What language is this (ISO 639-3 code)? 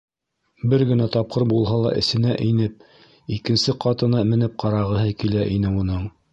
bak